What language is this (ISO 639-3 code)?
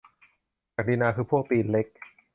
tha